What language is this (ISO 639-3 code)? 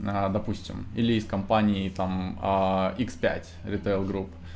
rus